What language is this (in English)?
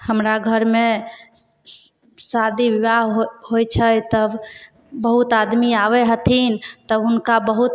Maithili